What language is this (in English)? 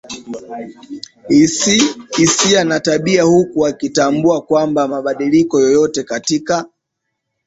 Swahili